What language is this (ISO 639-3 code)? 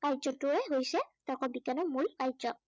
asm